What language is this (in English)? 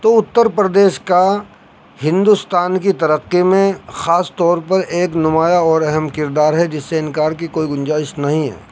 Urdu